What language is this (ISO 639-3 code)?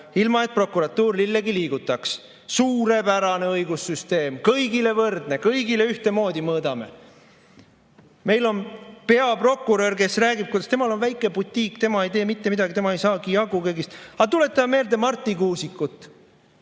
est